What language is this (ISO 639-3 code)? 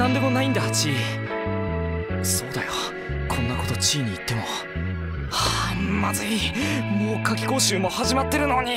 jpn